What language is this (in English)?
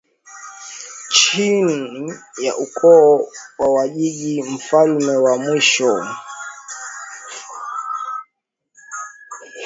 Swahili